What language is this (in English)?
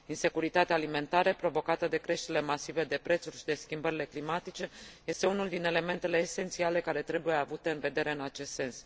Romanian